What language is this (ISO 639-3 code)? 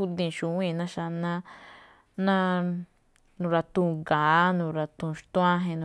tcf